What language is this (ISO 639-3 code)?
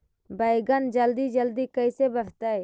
mag